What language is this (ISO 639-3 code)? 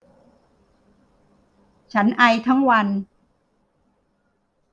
tha